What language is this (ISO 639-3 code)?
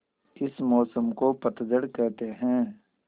hin